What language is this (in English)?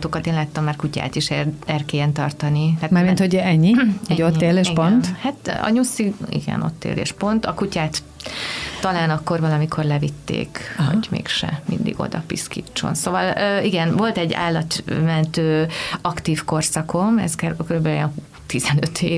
Hungarian